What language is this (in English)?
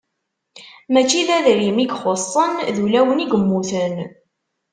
Kabyle